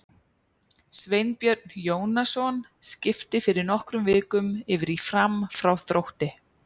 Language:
Icelandic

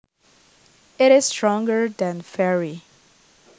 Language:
Javanese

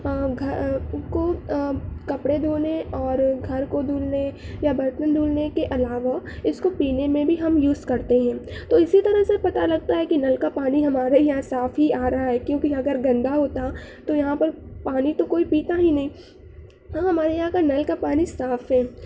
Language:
Urdu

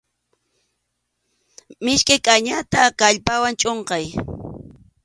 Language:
Arequipa-La Unión Quechua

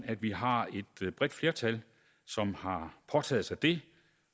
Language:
Danish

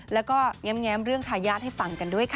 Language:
Thai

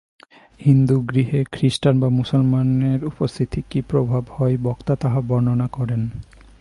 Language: Bangla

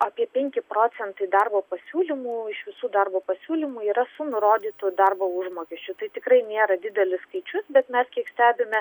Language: Lithuanian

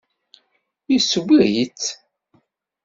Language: Kabyle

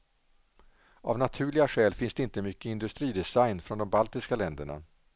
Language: Swedish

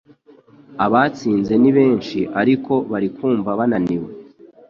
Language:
Kinyarwanda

